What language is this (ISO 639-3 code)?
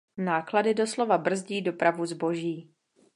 ces